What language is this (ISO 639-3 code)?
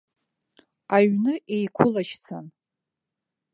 abk